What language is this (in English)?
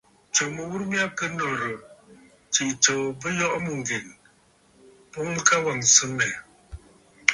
Bafut